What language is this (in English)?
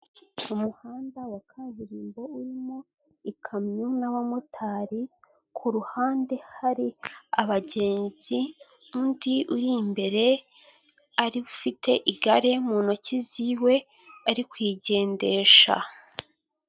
Kinyarwanda